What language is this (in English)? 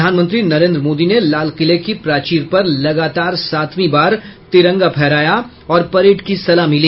Hindi